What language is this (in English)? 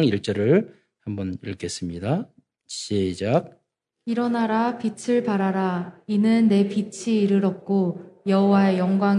Korean